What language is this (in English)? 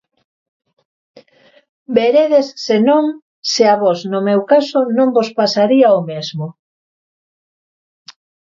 Galician